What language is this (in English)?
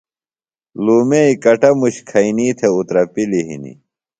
Phalura